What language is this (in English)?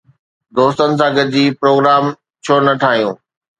Sindhi